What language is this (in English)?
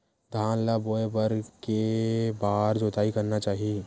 Chhattisgarhi